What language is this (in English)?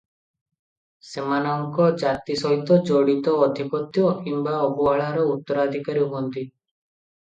Odia